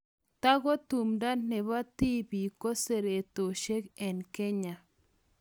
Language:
Kalenjin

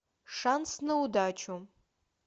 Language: Russian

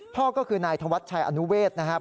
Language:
Thai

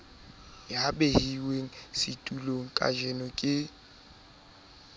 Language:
Southern Sotho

